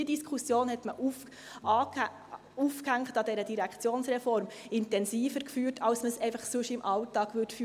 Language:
Swiss German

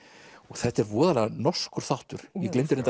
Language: Icelandic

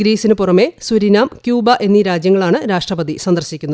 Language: Malayalam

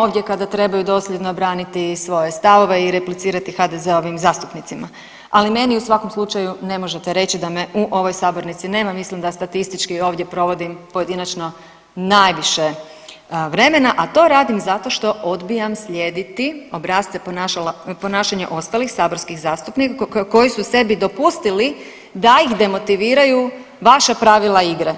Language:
Croatian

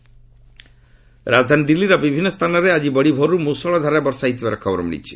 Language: Odia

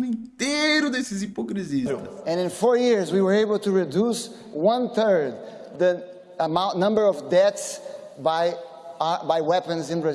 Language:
Portuguese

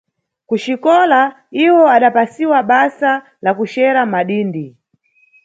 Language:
Nyungwe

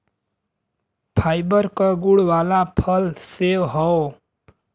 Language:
Bhojpuri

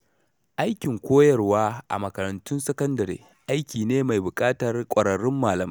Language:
Hausa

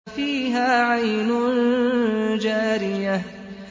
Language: Arabic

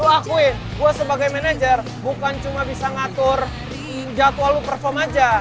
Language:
Indonesian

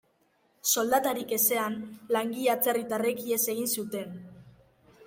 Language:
Basque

